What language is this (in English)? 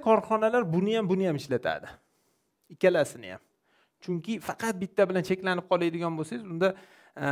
Turkish